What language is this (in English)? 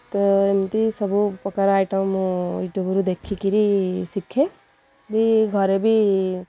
Odia